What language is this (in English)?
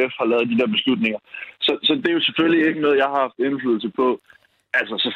Danish